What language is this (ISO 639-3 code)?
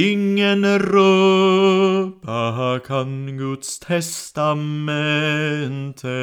swe